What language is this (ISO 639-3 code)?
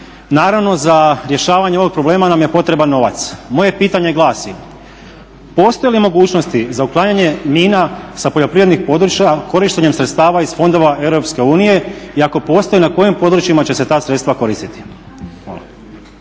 hrv